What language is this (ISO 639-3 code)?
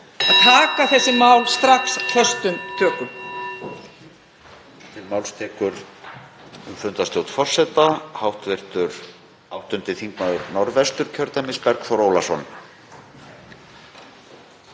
isl